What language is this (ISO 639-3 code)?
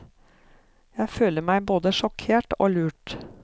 nor